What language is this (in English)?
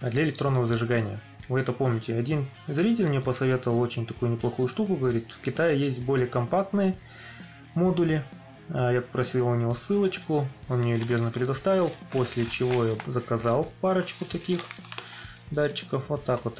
Russian